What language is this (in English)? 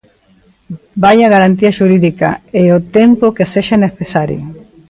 Galician